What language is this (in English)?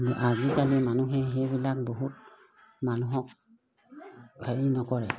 Assamese